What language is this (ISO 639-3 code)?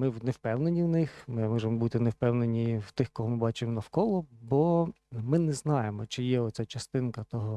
ukr